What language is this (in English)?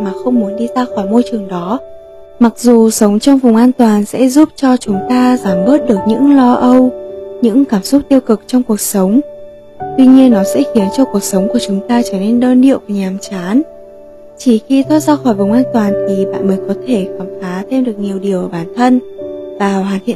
Vietnamese